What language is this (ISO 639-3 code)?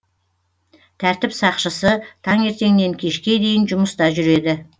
kaz